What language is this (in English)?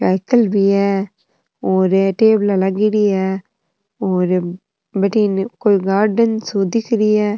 Rajasthani